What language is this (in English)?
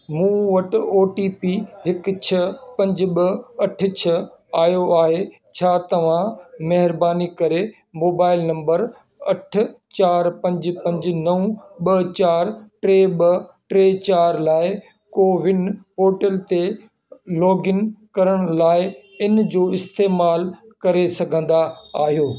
Sindhi